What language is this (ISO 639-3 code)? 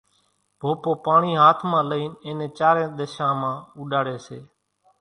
gjk